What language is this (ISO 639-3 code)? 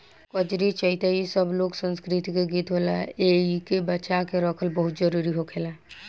bho